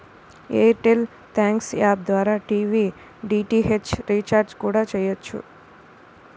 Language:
Telugu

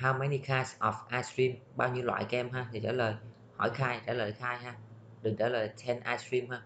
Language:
Vietnamese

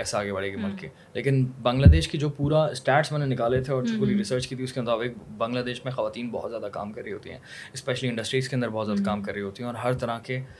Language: Urdu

